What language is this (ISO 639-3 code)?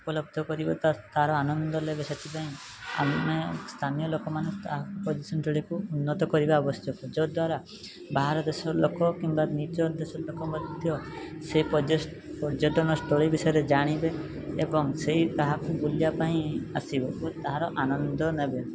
ori